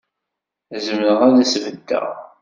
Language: Kabyle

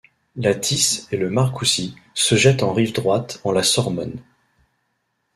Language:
French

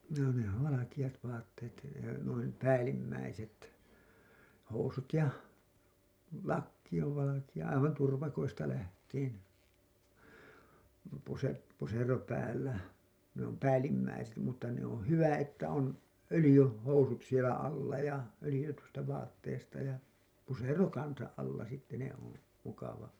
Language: Finnish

